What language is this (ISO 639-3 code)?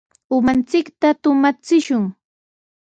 qws